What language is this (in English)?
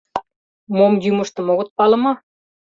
Mari